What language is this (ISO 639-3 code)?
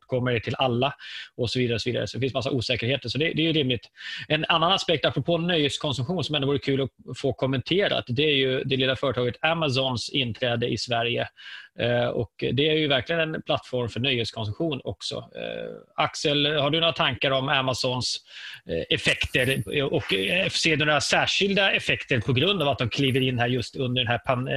swe